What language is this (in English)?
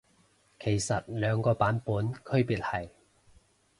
Cantonese